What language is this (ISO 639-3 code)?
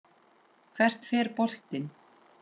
isl